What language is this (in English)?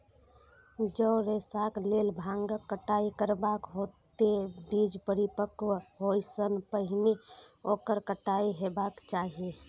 Maithili